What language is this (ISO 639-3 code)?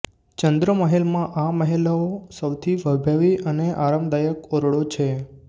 guj